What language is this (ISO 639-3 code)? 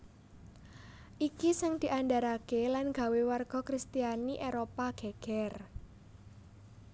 jav